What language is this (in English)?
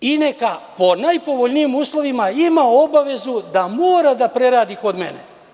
Serbian